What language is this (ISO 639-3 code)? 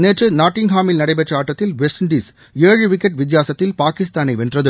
tam